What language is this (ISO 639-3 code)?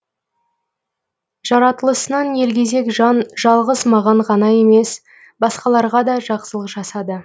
kaz